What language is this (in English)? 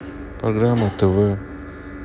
Russian